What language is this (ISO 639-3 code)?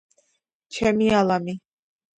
kat